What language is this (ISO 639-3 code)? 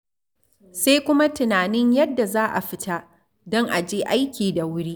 hau